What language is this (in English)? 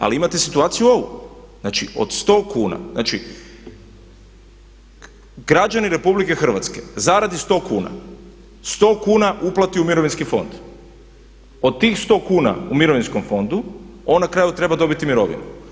Croatian